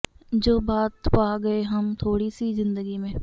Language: Punjabi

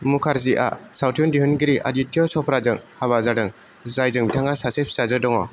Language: Bodo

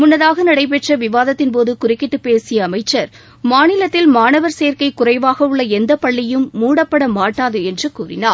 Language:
Tamil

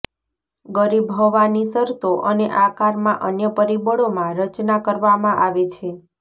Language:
Gujarati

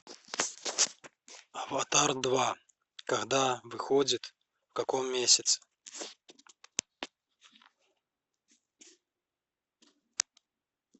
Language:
Russian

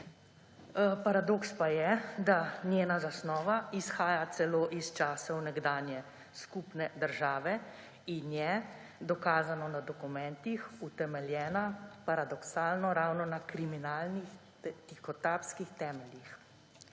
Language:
Slovenian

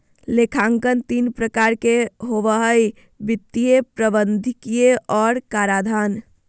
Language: Magahi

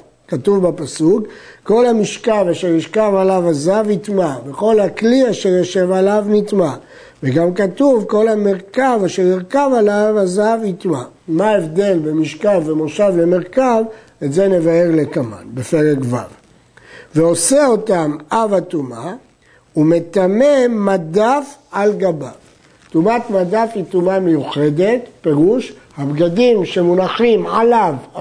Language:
Hebrew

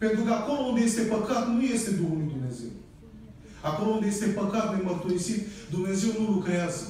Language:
Romanian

